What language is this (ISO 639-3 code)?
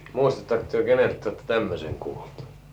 fin